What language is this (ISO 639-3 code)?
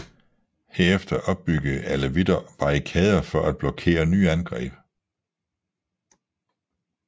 dan